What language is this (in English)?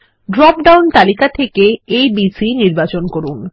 Bangla